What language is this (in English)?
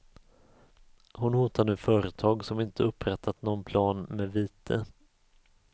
Swedish